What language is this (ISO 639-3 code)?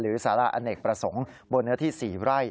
tha